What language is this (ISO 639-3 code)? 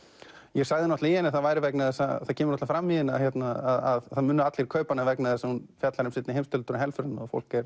isl